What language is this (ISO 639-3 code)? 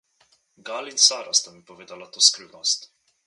slv